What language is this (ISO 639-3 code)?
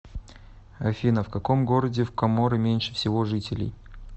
rus